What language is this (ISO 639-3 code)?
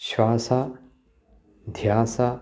san